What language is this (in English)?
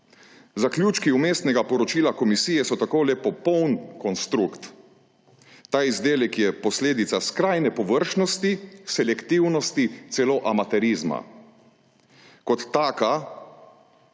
Slovenian